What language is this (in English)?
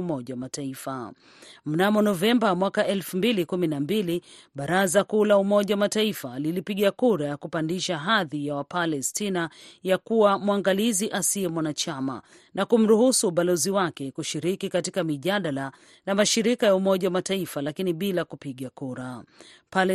Swahili